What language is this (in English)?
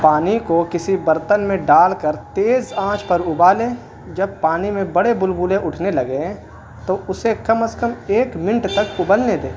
Urdu